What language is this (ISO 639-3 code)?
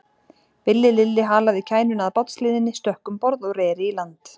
isl